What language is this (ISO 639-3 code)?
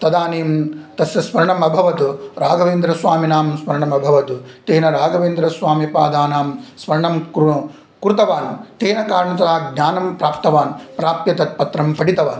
san